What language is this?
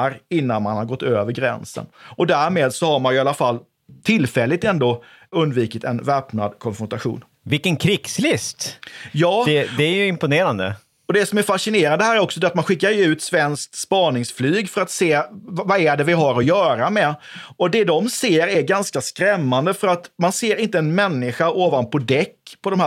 Swedish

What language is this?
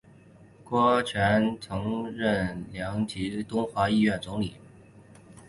Chinese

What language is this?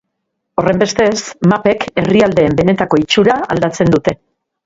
Basque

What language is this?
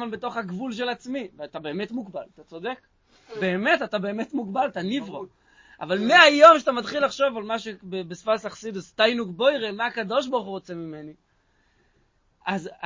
Hebrew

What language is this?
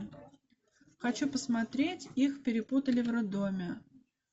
Russian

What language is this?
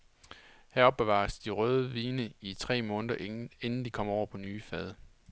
Danish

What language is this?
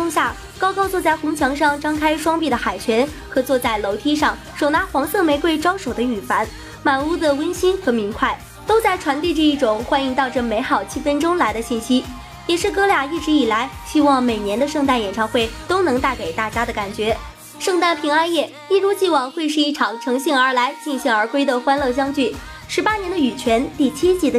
Chinese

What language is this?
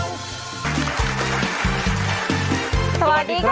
Thai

